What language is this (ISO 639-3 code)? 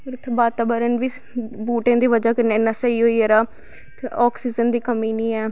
doi